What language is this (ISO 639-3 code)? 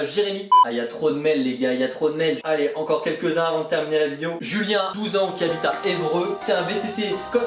fra